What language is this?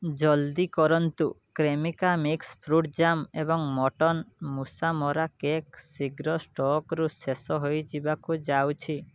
Odia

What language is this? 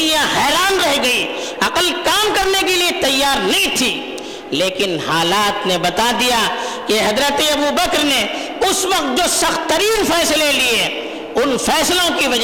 Urdu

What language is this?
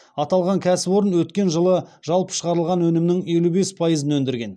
Kazakh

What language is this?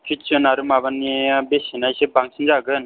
Bodo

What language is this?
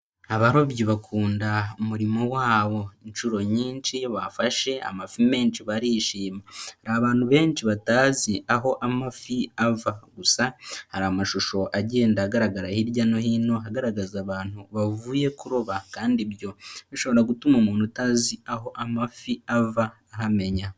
Kinyarwanda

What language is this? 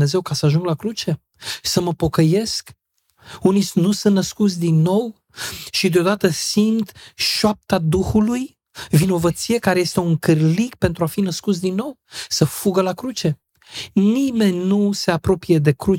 Romanian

